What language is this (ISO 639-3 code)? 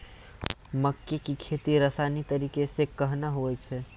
mai